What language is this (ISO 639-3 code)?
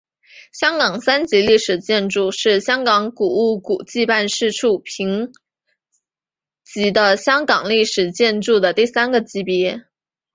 zho